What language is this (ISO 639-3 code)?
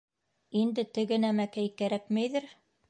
bak